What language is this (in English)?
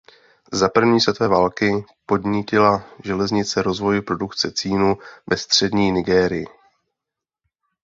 Czech